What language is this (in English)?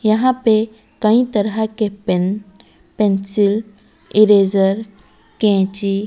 Hindi